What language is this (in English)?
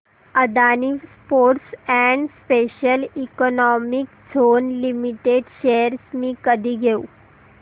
Marathi